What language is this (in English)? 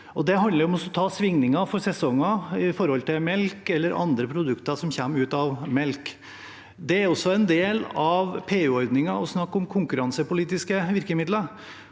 Norwegian